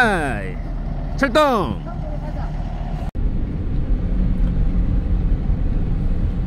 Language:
Korean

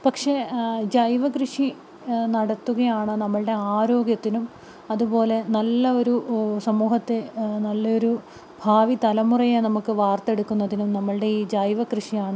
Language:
Malayalam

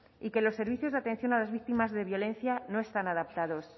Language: Spanish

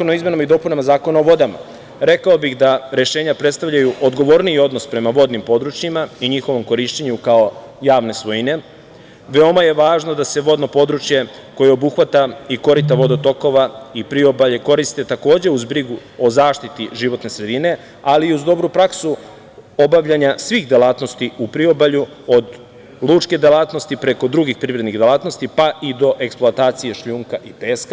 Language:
Serbian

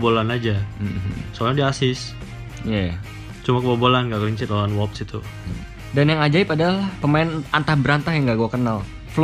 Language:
Indonesian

